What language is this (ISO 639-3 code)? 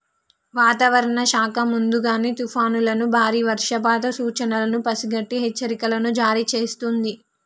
tel